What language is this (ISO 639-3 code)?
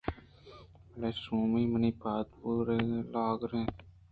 bgp